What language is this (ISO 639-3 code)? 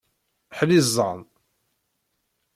kab